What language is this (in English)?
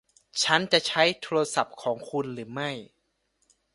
Thai